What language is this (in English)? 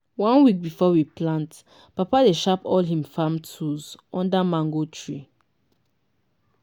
Nigerian Pidgin